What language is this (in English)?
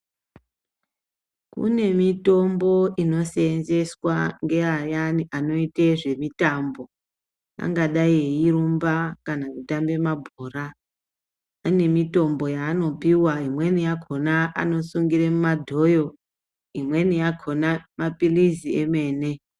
Ndau